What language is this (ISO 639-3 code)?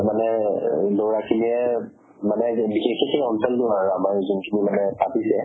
asm